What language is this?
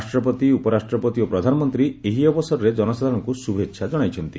Odia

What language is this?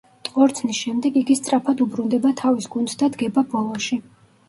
Georgian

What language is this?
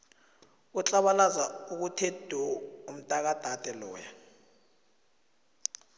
South Ndebele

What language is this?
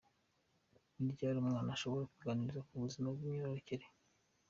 Kinyarwanda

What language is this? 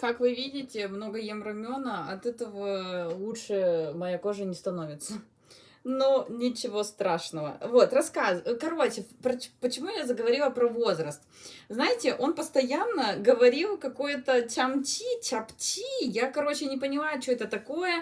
Russian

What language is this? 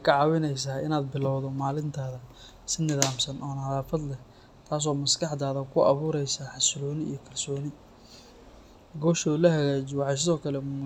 Somali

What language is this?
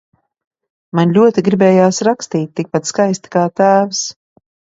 Latvian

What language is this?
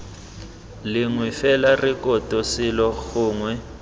Tswana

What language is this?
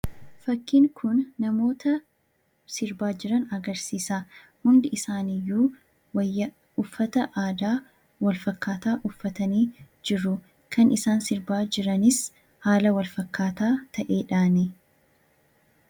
Oromo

